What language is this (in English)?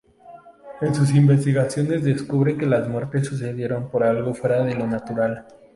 Spanish